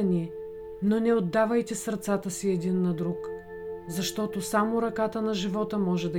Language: Bulgarian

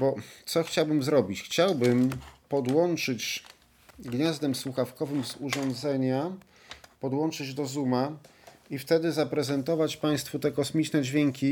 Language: Polish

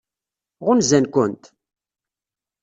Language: Kabyle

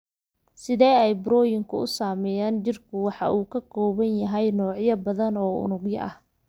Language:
Somali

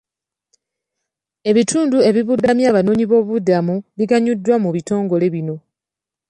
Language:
Ganda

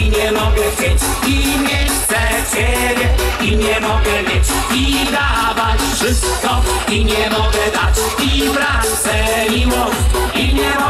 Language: Polish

